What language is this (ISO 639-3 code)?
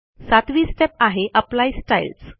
mar